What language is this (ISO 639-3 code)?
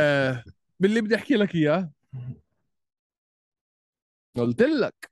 ara